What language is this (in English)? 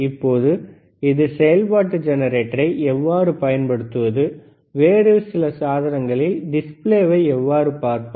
Tamil